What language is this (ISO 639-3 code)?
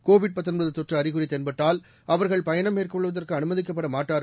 tam